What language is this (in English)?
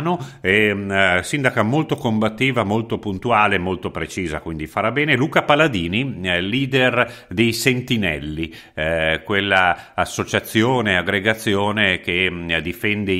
Italian